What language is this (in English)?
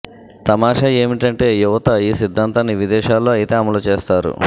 Telugu